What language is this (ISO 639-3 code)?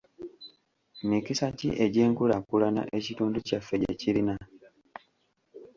lug